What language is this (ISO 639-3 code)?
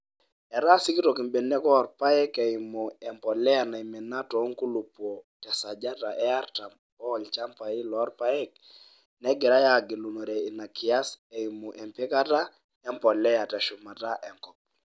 mas